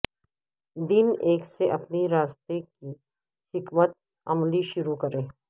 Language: Urdu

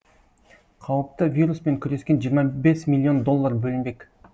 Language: Kazakh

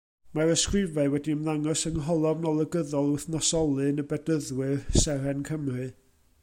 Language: Welsh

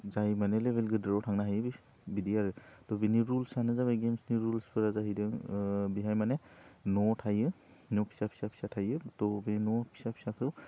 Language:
Bodo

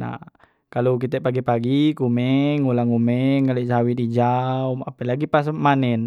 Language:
Musi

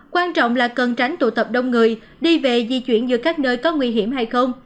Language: Vietnamese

